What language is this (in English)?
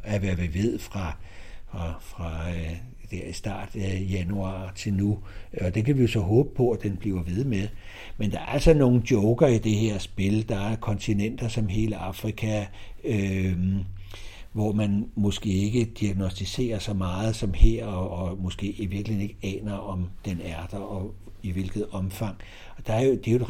Danish